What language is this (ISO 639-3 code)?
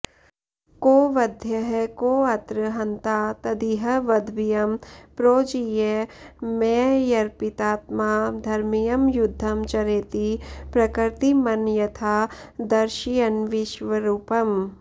san